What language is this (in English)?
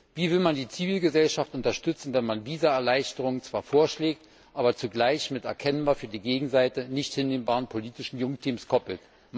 German